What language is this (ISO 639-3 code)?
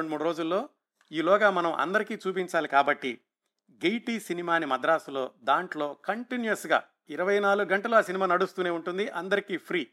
tel